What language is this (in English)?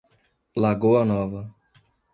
Portuguese